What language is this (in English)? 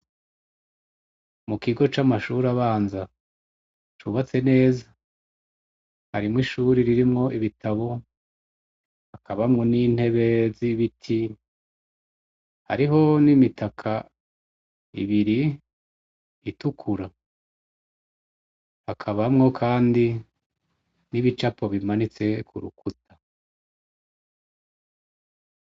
Rundi